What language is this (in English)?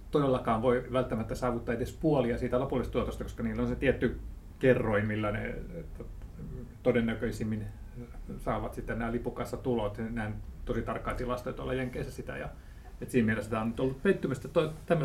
Finnish